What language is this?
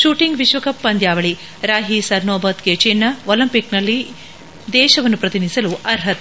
Kannada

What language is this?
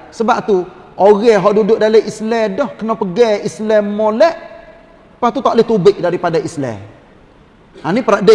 Malay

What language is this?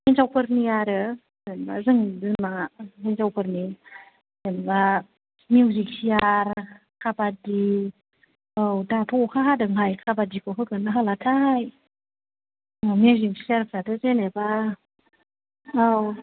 Bodo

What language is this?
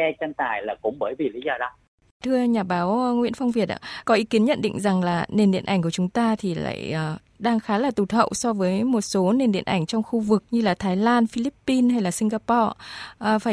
Vietnamese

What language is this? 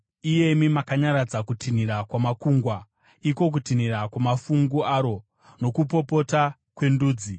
Shona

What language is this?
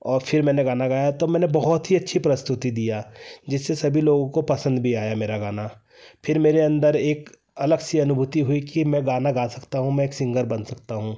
Hindi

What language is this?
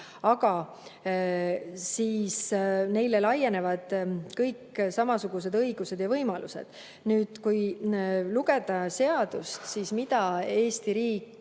Estonian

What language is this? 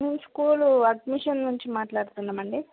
Telugu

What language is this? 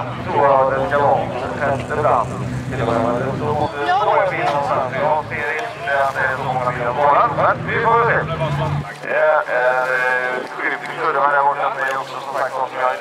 Swedish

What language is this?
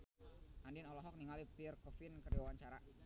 Sundanese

